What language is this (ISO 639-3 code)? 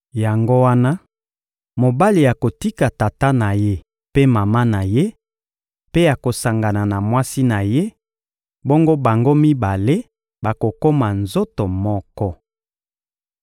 lin